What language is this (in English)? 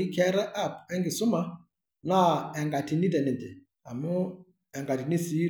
Masai